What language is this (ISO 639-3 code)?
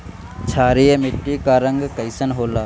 bho